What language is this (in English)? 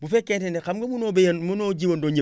Wolof